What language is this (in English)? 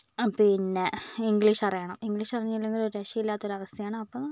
Malayalam